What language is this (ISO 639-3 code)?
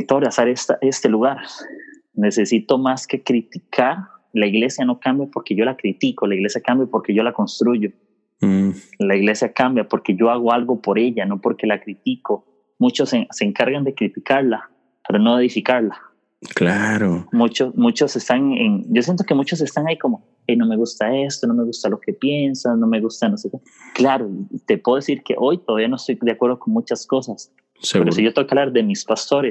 spa